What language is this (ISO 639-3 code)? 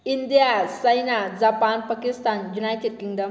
mni